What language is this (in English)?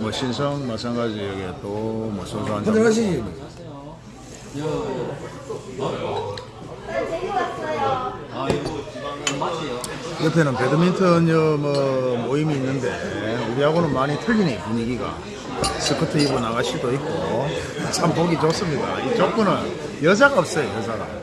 Korean